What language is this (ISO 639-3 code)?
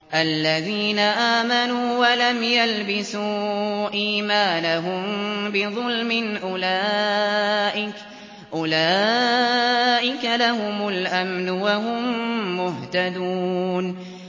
ara